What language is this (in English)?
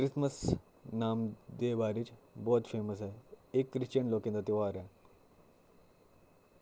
Dogri